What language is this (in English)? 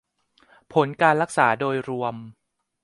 Thai